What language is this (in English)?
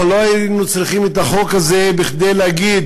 Hebrew